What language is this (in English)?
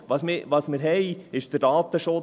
Swiss German